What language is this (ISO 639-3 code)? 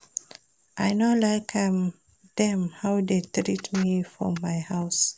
pcm